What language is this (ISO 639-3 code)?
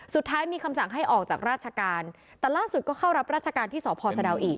tha